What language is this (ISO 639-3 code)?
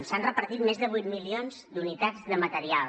cat